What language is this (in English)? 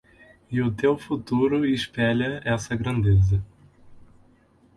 Portuguese